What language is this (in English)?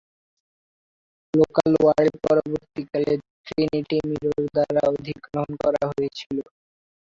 Bangla